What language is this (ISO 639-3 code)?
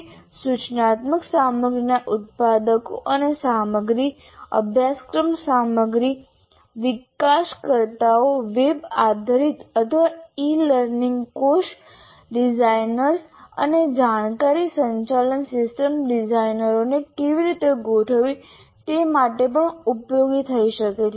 guj